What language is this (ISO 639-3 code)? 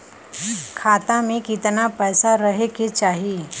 bho